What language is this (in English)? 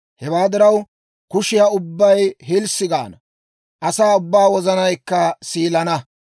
Dawro